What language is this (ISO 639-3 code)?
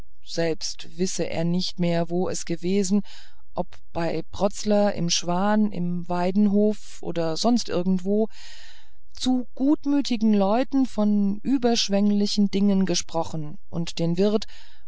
deu